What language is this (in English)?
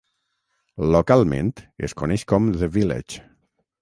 Catalan